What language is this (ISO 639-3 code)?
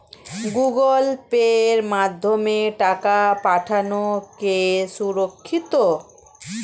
ben